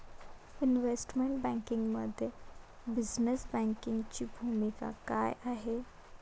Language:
Marathi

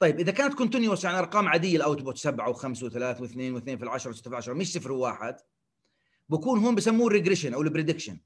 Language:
Arabic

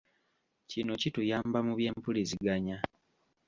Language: Ganda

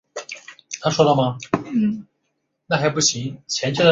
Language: Chinese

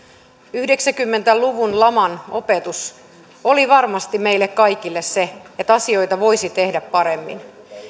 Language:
Finnish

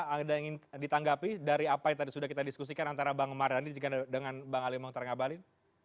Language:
Indonesian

